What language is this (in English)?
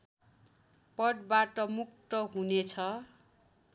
Nepali